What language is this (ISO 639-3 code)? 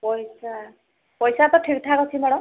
ori